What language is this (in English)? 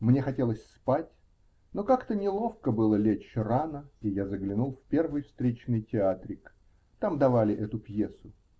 Russian